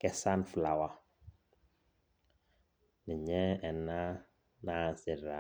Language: Masai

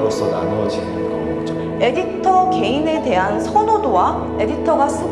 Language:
Korean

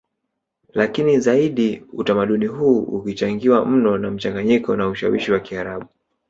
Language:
Swahili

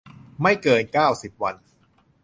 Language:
Thai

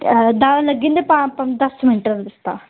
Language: Dogri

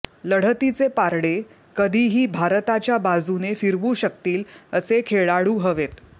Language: Marathi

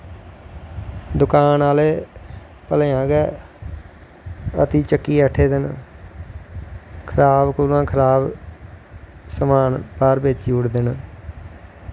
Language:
Dogri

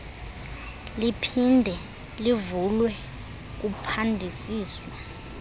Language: Xhosa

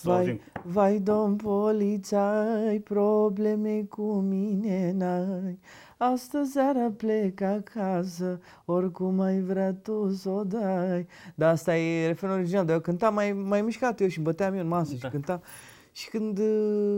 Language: Romanian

